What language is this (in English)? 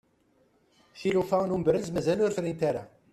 Kabyle